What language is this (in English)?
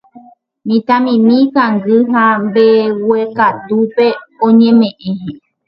Guarani